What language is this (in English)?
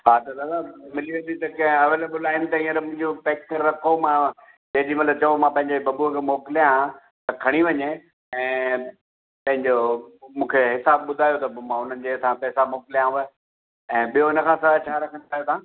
Sindhi